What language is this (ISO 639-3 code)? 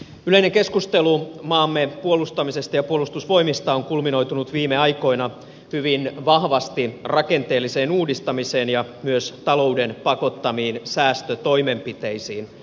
fin